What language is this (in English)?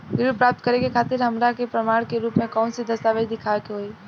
Bhojpuri